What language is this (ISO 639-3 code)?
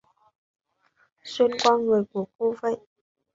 vie